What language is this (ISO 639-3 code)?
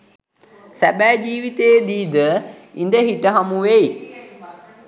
sin